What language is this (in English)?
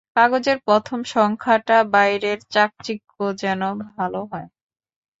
Bangla